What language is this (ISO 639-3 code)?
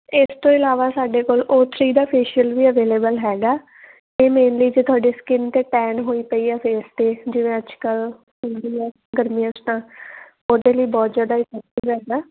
pan